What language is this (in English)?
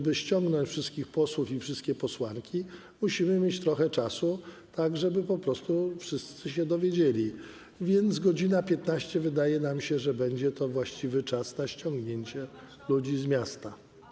Polish